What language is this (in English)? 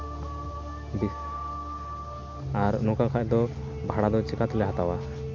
Santali